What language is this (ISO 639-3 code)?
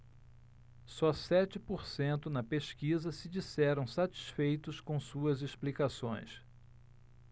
por